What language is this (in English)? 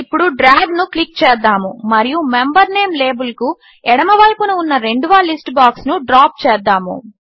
Telugu